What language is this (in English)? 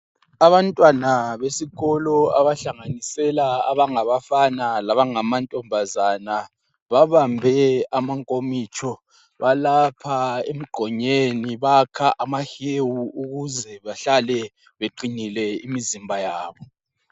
North Ndebele